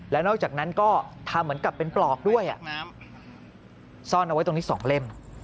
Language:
Thai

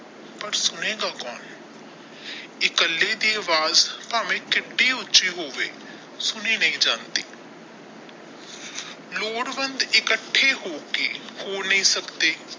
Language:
Punjabi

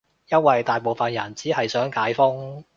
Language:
Cantonese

